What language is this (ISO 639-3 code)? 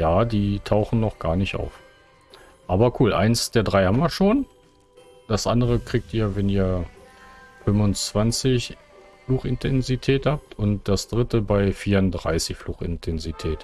deu